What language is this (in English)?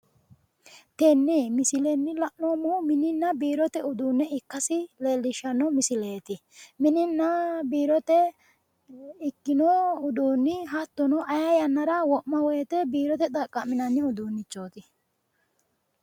Sidamo